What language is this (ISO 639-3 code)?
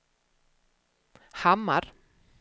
swe